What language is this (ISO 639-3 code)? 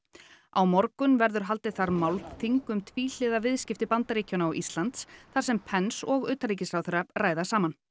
isl